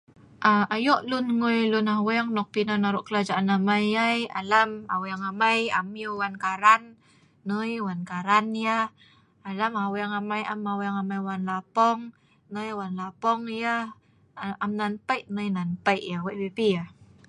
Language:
Sa'ban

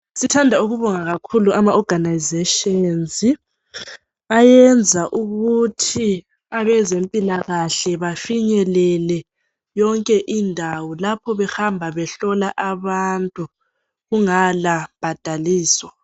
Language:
North Ndebele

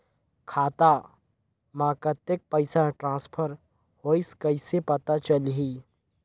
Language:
Chhattisgarhi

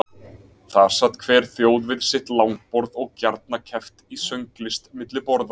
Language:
Icelandic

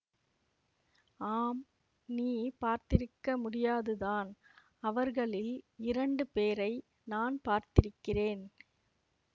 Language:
Tamil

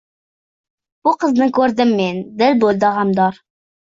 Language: Uzbek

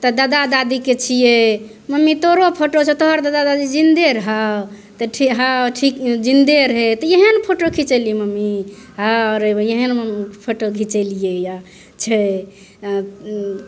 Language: Maithili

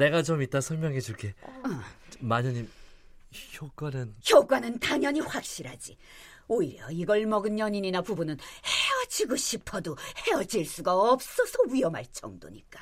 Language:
Korean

